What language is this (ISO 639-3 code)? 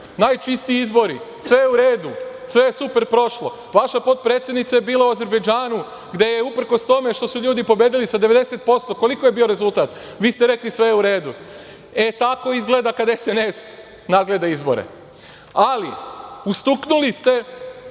srp